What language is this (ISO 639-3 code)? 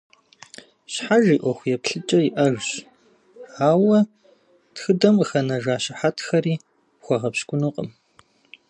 kbd